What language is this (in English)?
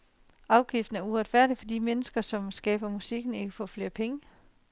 Danish